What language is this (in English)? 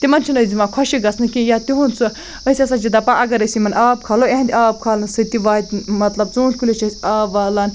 Kashmiri